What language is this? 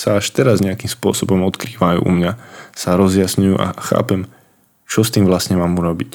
Slovak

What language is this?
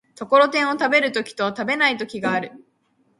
Japanese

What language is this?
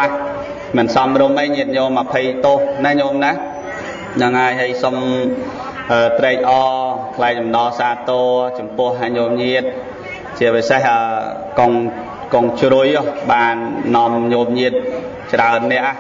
Vietnamese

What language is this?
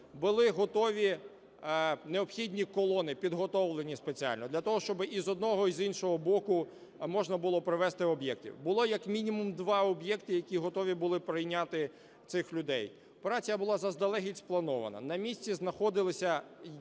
Ukrainian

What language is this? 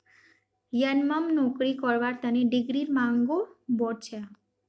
Magahi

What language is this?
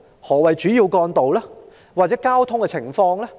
Cantonese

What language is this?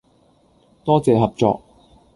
Cantonese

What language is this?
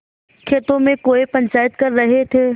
Hindi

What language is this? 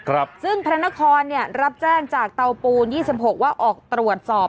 Thai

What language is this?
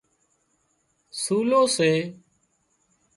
Wadiyara Koli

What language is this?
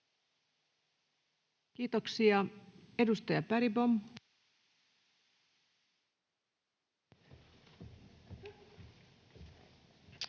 Finnish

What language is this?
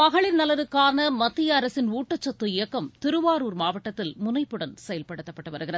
Tamil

